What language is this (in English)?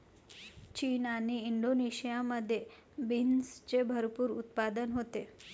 Marathi